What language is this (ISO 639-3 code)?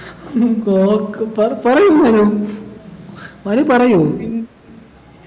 mal